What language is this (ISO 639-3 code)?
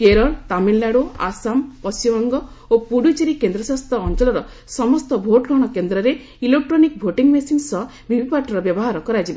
ori